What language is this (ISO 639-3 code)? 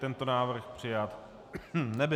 ces